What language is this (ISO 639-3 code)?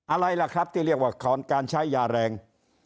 tha